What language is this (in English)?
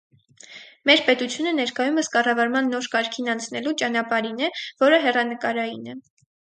Armenian